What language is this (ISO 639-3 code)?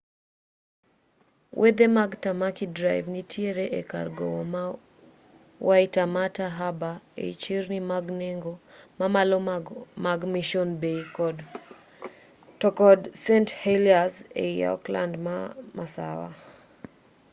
luo